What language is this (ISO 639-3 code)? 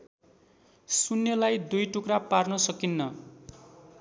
nep